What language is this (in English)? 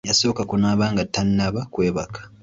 Ganda